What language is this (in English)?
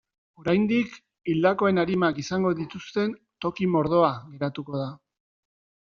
Basque